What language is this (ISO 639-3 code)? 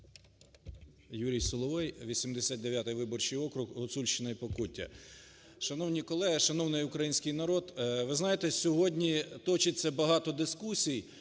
ukr